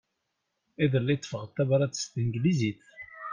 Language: Kabyle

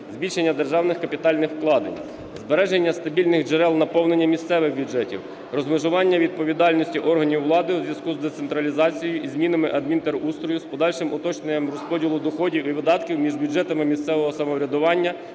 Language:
Ukrainian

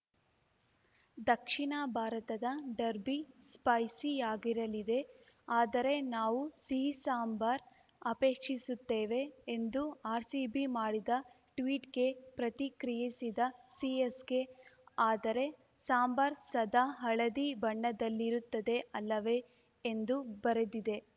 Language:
Kannada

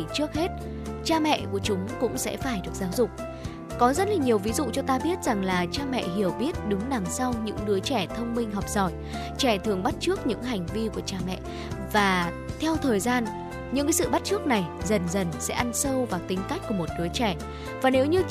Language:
Vietnamese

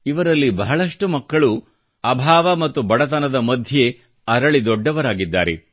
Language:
Kannada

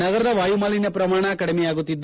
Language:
Kannada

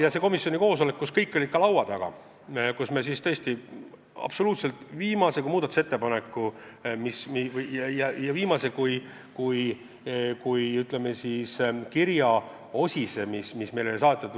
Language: Estonian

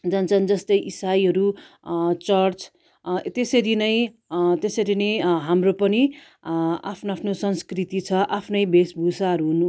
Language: Nepali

